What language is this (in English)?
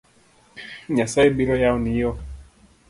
Luo (Kenya and Tanzania)